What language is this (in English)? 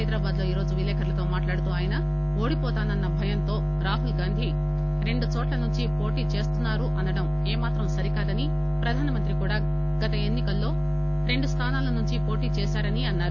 Telugu